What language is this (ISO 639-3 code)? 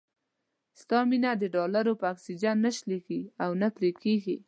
pus